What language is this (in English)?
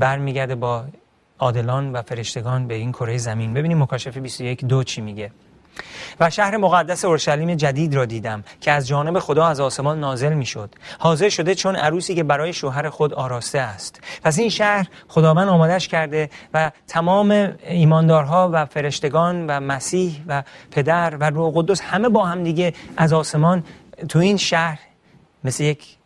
Persian